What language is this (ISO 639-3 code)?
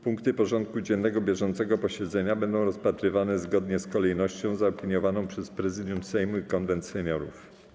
pol